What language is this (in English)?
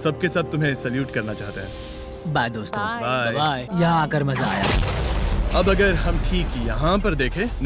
Hindi